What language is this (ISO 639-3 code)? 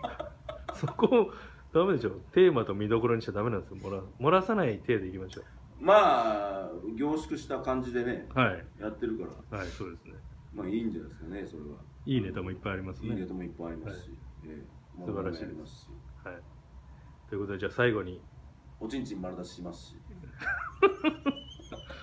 jpn